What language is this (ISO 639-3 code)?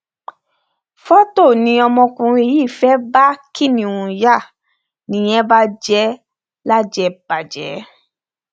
yor